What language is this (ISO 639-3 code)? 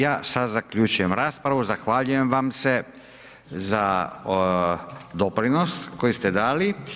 hrv